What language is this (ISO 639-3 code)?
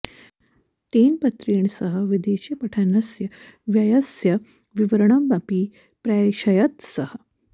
san